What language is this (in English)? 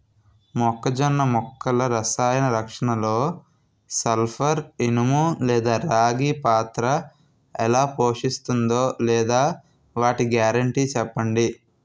Telugu